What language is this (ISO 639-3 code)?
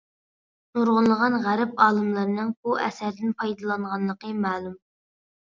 uig